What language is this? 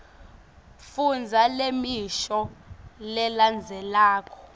Swati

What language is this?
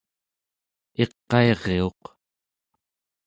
Central Yupik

